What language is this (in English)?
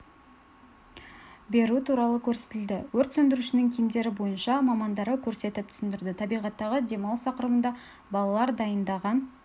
Kazakh